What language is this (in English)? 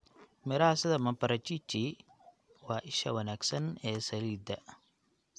Somali